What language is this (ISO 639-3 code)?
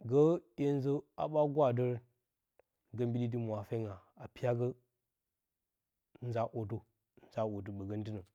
bcy